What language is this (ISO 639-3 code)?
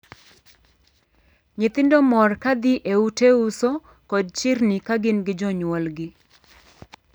luo